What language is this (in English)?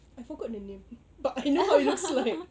English